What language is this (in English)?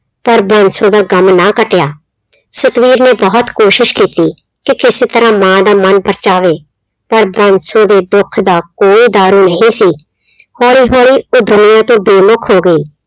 Punjabi